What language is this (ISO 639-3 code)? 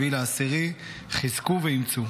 heb